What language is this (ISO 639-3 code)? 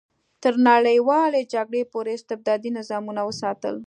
pus